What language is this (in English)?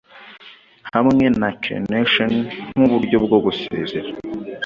Kinyarwanda